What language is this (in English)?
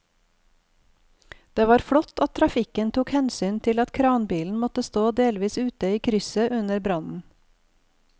Norwegian